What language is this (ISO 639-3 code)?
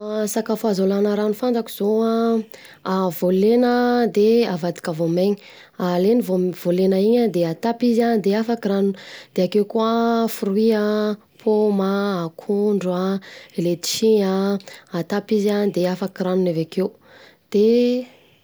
bzc